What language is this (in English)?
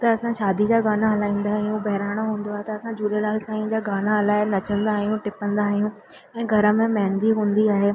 Sindhi